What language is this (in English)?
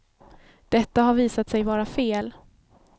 Swedish